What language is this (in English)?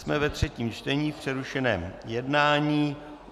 Czech